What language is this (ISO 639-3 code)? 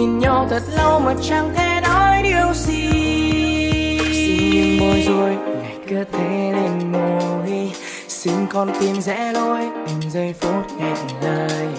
vie